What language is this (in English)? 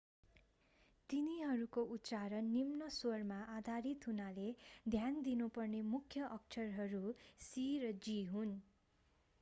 Nepali